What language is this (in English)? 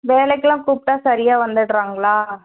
Tamil